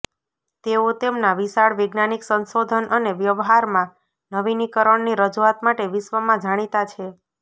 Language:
Gujarati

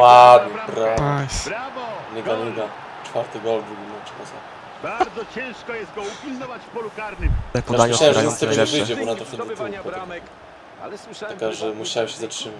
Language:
Polish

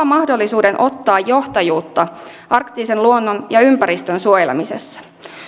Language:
Finnish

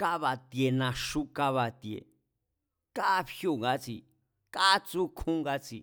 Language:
Mazatlán Mazatec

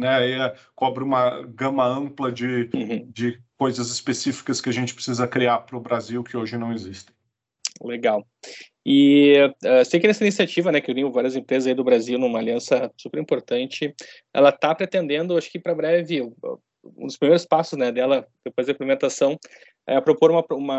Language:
Portuguese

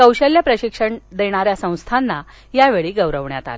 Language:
Marathi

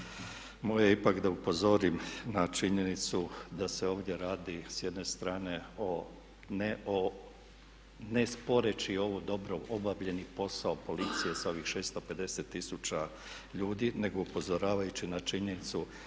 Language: Croatian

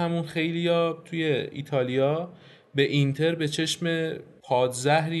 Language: Persian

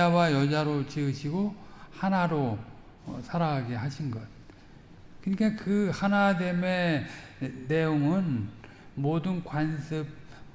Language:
Korean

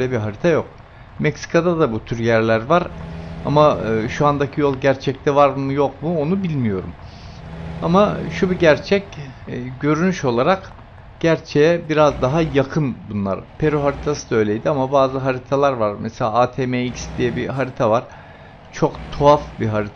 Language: Turkish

